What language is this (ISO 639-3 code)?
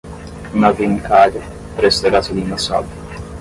por